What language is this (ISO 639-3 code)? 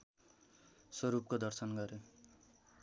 nep